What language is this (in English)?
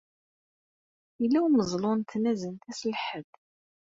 Kabyle